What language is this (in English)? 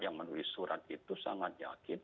Indonesian